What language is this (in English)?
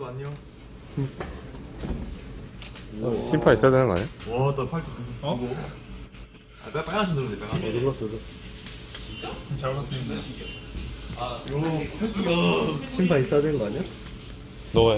Korean